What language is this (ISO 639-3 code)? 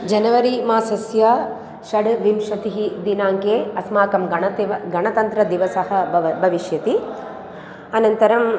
san